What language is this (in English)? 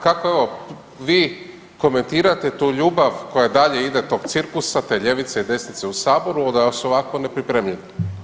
Croatian